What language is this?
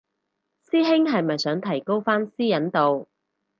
Cantonese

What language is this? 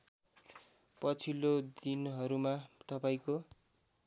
Nepali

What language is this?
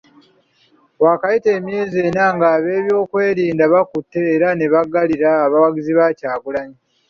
Ganda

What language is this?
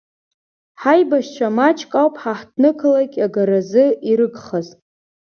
Abkhazian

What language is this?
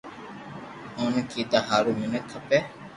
Loarki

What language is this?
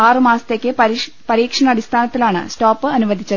Malayalam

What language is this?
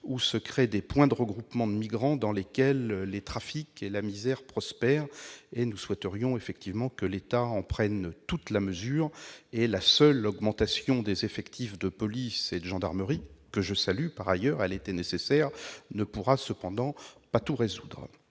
French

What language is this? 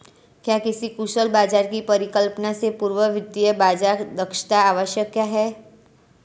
Hindi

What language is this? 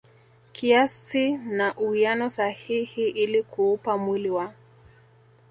Swahili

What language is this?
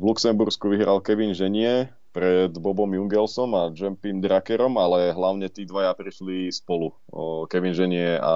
Slovak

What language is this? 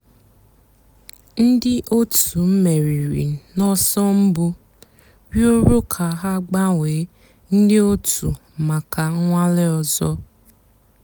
Igbo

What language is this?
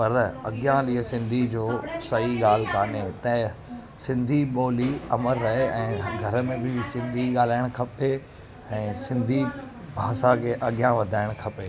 Sindhi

